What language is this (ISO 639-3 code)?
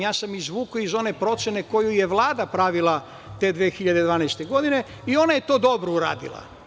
srp